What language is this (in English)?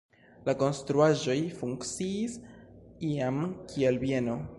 Esperanto